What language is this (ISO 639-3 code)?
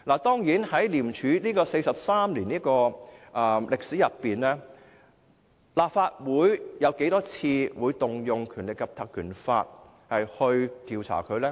yue